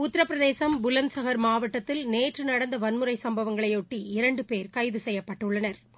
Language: Tamil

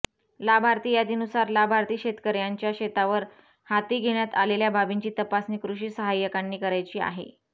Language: Marathi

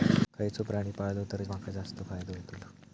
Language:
Marathi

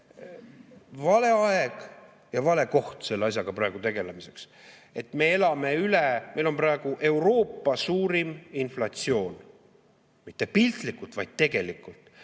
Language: Estonian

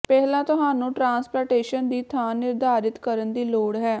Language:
Punjabi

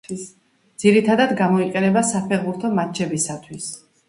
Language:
Georgian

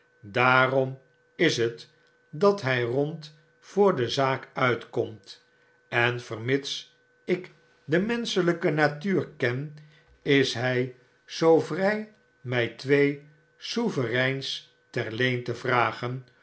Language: Dutch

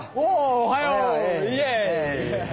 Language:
Japanese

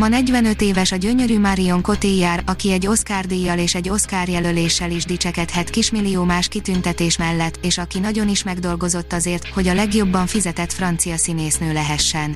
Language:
Hungarian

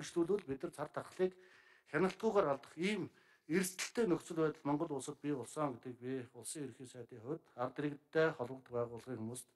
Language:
Turkish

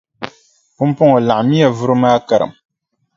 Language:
Dagbani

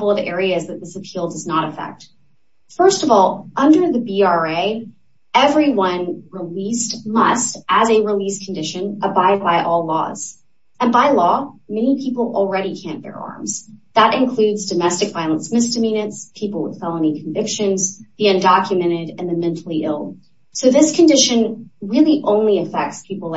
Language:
English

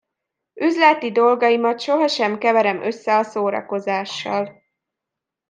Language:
Hungarian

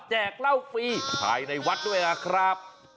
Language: Thai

